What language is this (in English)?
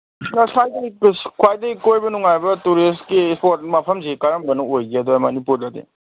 Manipuri